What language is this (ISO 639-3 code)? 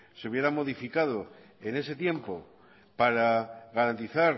spa